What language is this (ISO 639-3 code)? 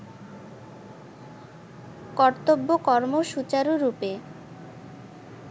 ben